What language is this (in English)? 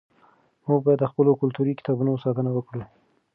Pashto